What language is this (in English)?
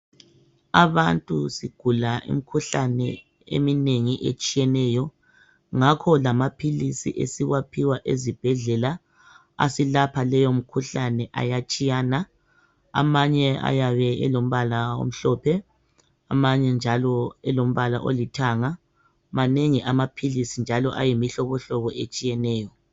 North Ndebele